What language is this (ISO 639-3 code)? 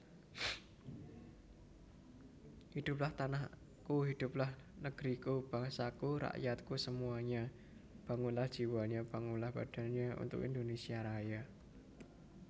jav